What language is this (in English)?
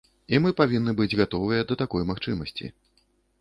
Belarusian